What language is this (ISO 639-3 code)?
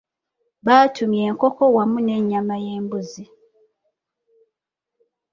lug